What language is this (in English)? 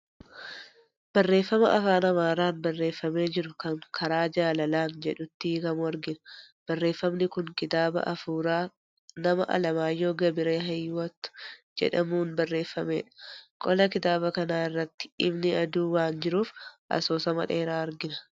Oromo